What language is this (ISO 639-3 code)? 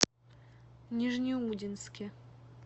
rus